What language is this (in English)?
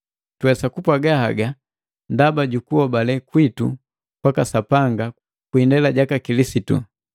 Matengo